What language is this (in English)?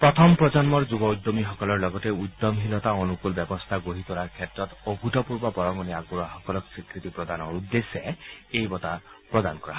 Assamese